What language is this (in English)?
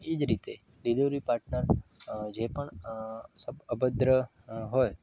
Gujarati